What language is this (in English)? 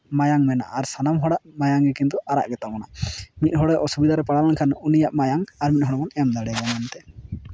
Santali